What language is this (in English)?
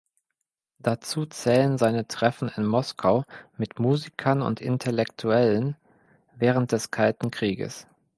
German